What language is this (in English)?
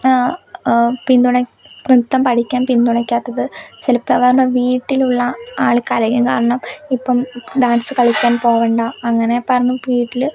Malayalam